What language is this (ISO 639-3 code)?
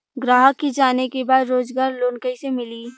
bho